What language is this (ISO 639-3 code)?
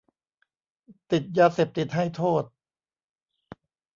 tha